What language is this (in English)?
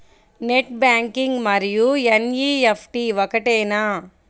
Telugu